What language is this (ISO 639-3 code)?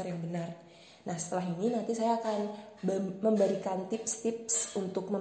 ind